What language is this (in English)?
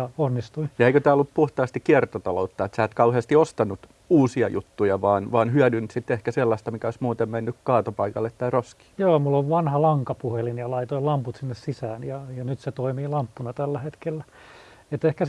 Finnish